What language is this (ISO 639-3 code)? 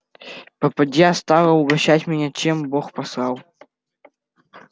rus